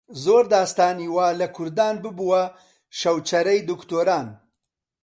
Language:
Central Kurdish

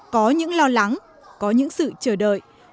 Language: Vietnamese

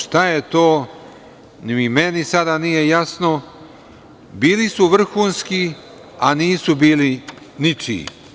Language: Serbian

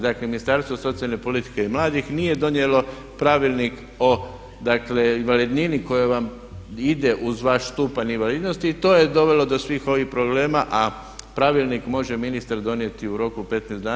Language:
Croatian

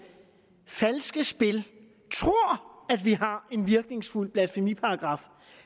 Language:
Danish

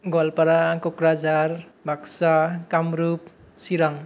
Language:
Bodo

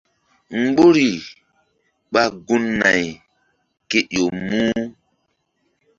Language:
Mbum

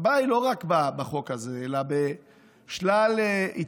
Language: Hebrew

